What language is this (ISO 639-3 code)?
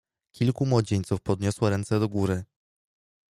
pol